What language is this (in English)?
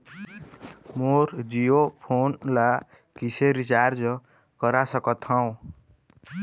Chhattisgarhi